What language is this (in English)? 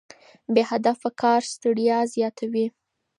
Pashto